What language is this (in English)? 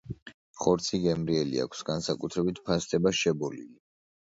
Georgian